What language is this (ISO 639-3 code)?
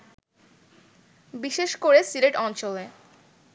ben